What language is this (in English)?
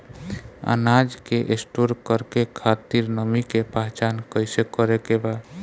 Bhojpuri